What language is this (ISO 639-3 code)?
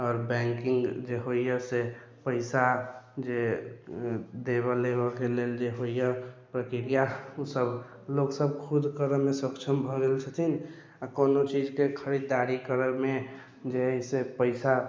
mai